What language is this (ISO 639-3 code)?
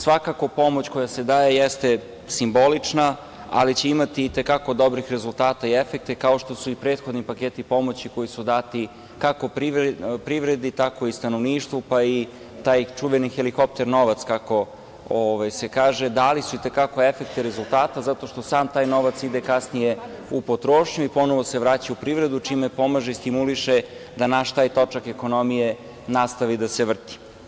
srp